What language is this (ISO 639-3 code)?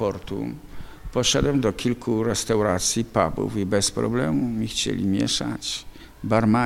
pol